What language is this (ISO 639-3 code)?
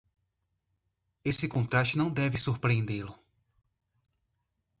por